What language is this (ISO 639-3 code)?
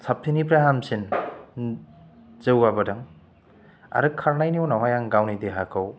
brx